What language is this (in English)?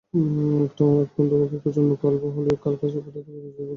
Bangla